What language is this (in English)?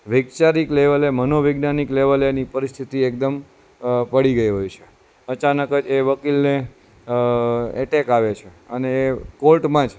Gujarati